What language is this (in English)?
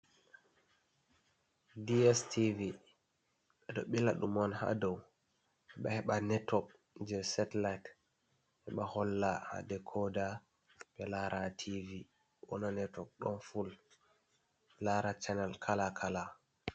Fula